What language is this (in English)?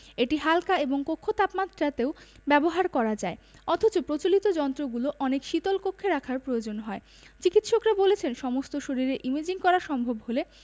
Bangla